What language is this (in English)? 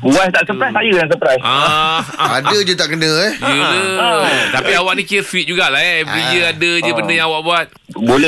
Malay